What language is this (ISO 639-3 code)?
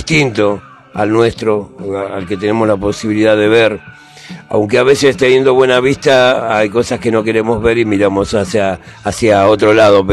spa